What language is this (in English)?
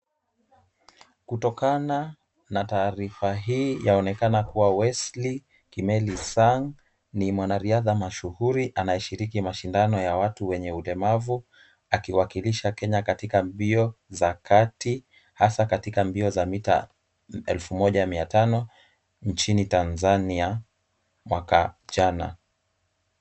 Swahili